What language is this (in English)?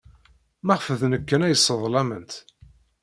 Kabyle